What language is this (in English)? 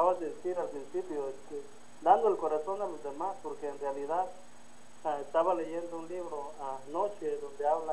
Spanish